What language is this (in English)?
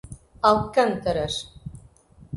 Portuguese